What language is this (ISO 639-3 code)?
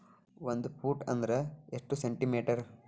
kan